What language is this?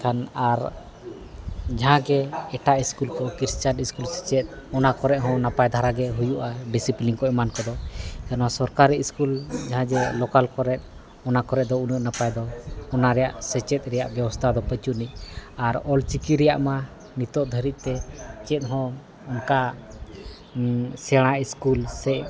Santali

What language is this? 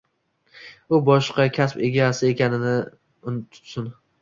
Uzbek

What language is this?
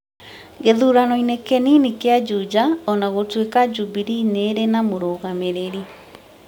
Kikuyu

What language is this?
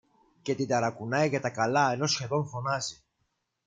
Greek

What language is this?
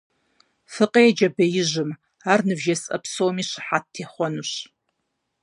Kabardian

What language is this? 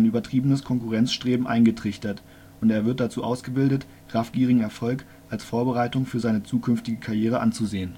German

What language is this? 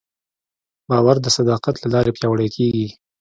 Pashto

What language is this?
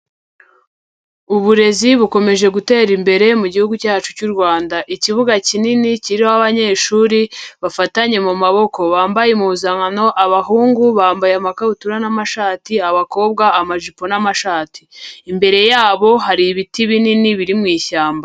Kinyarwanda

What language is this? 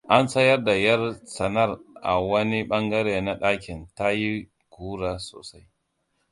Hausa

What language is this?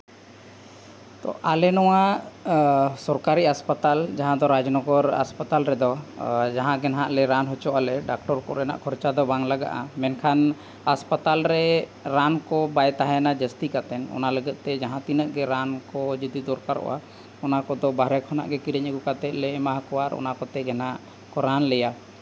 Santali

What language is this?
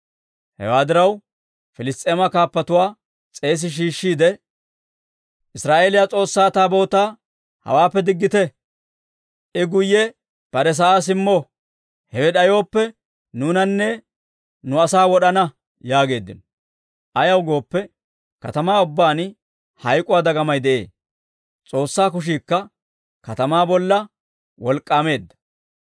Dawro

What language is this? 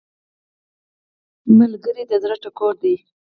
Pashto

